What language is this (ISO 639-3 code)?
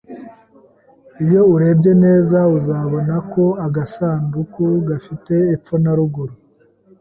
kin